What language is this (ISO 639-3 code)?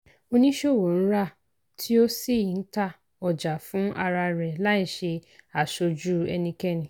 yor